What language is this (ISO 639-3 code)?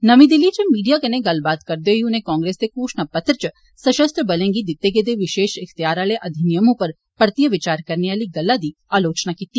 doi